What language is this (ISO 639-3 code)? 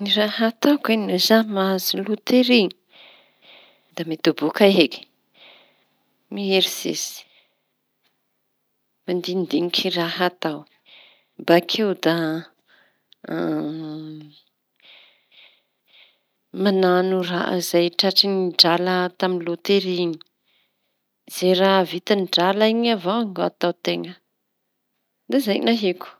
txy